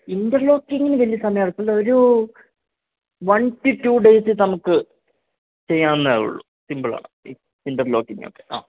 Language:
Malayalam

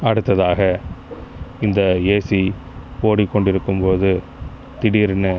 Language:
Tamil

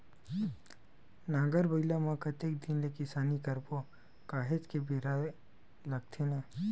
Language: Chhattisgarhi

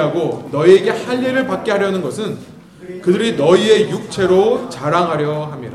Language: Korean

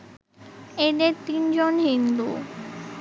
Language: Bangla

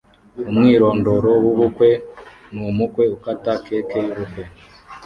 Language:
Kinyarwanda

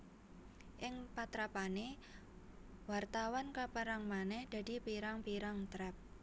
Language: Javanese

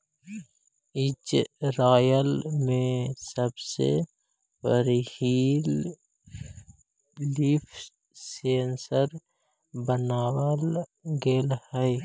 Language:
Magahi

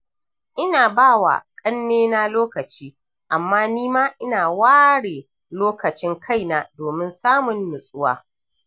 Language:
Hausa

